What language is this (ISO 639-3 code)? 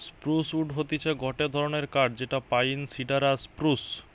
ben